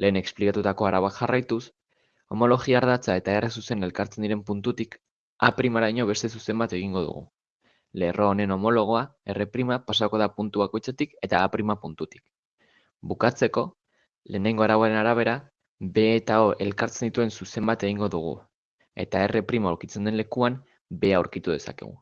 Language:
Basque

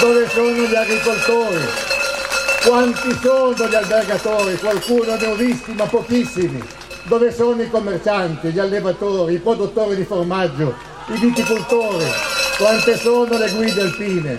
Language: Italian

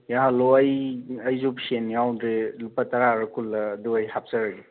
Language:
Manipuri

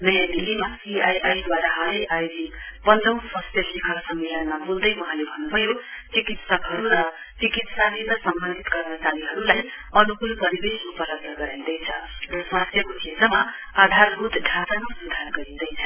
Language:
Nepali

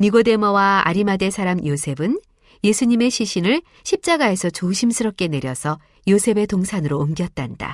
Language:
Korean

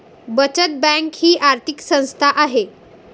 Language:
Marathi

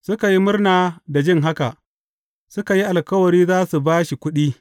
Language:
Hausa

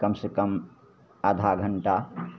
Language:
Maithili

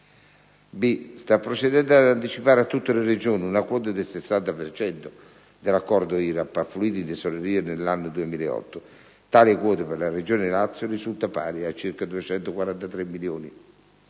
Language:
Italian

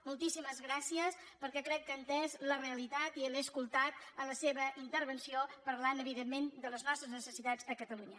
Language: Catalan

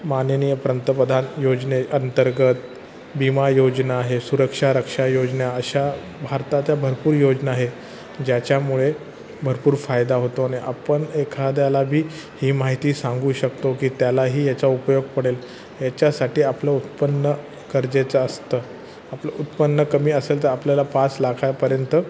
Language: Marathi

